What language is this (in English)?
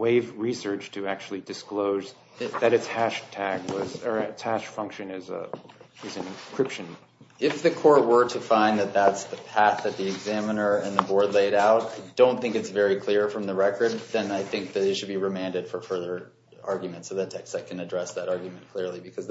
English